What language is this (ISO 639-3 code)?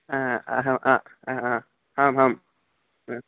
san